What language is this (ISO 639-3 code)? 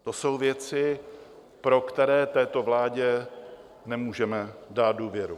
ces